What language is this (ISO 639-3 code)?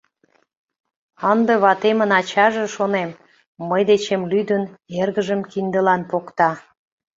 chm